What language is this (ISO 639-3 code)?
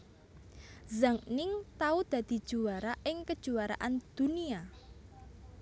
jav